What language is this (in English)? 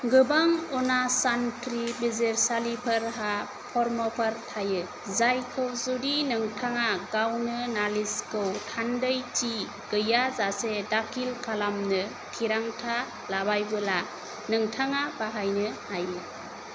Bodo